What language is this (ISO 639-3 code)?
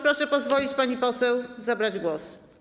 pol